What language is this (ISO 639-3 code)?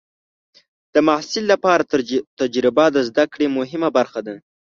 pus